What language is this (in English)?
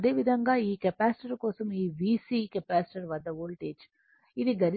Telugu